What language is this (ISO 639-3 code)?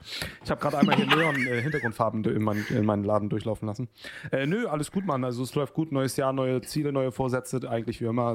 deu